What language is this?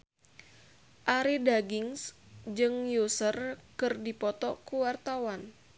Sundanese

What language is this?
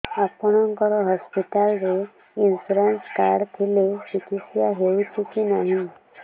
Odia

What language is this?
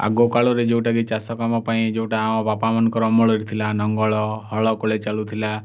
Odia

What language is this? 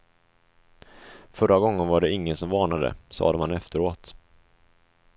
Swedish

